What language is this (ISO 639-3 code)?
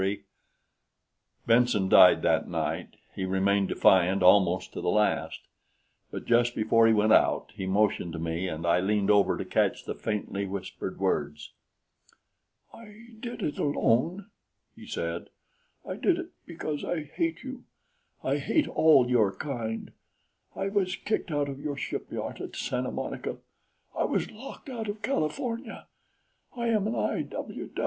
eng